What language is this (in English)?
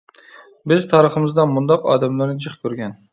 Uyghur